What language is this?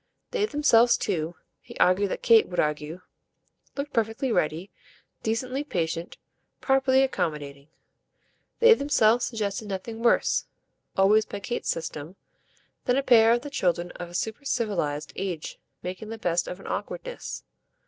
English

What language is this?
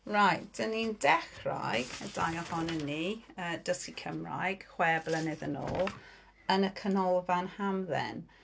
Welsh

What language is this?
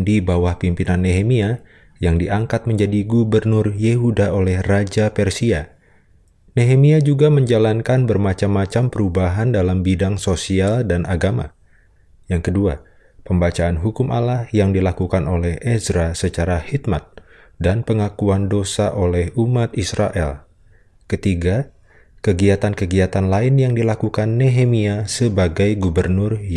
Indonesian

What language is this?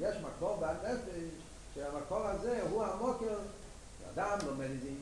Hebrew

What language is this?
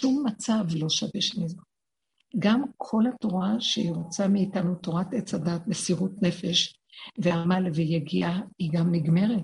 Hebrew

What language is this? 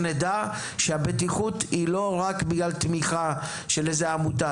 Hebrew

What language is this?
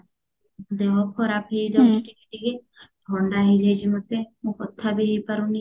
Odia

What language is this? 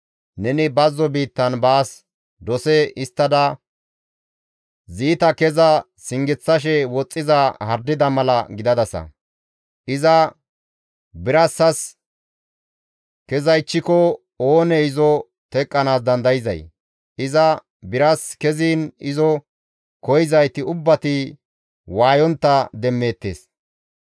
Gamo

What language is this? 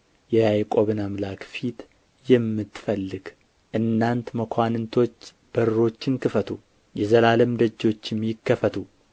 Amharic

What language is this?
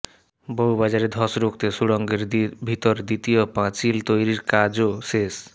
Bangla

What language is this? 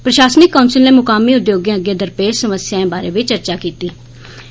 Dogri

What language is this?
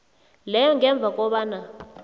South Ndebele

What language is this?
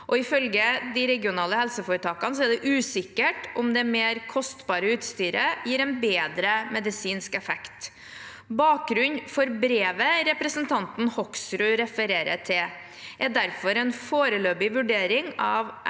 Norwegian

